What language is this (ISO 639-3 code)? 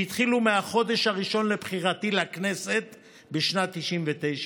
heb